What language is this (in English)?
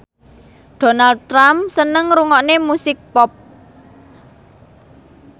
Javanese